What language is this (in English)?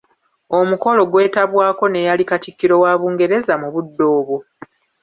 Ganda